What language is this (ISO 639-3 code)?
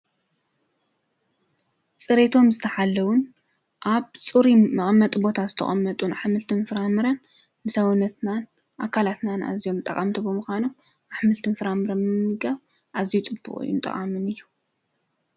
tir